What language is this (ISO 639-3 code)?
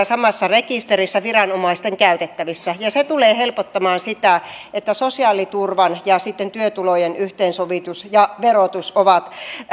fin